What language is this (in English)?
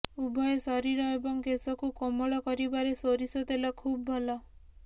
Odia